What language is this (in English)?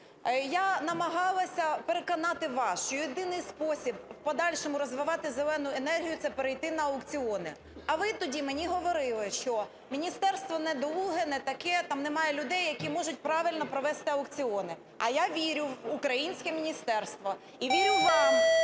Ukrainian